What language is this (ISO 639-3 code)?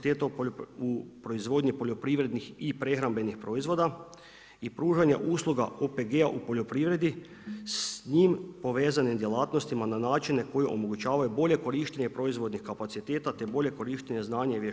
hrv